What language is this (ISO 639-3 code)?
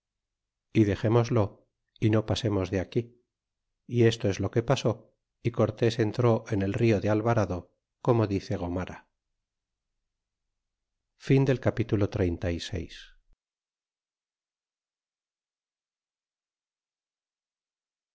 spa